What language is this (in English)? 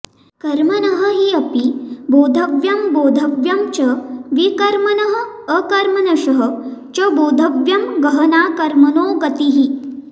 Sanskrit